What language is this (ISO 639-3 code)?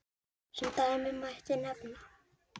isl